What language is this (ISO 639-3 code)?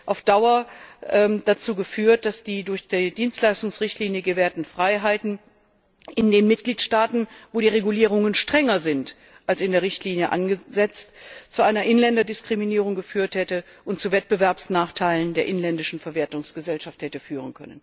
deu